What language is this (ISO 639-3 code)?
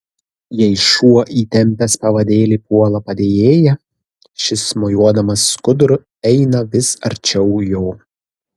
lit